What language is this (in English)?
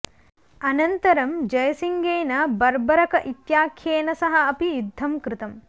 Sanskrit